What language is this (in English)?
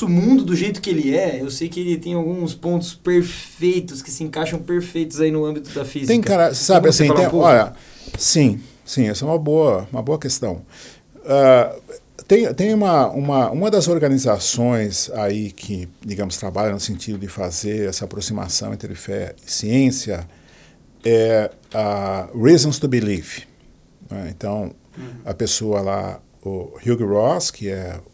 Portuguese